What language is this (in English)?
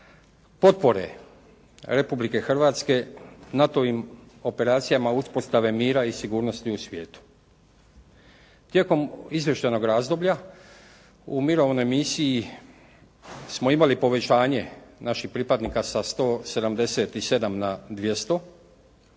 Croatian